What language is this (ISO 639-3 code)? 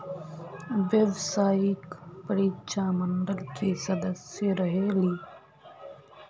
mag